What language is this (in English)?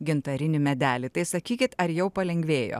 Lithuanian